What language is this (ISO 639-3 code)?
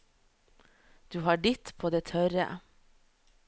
nor